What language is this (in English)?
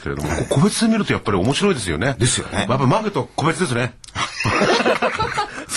Japanese